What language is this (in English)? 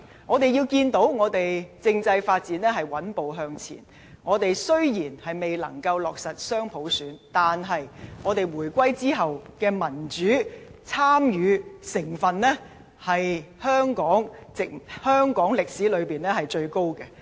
Cantonese